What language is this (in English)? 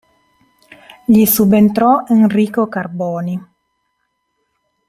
Italian